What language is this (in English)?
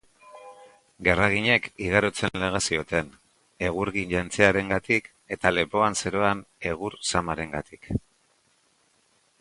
Basque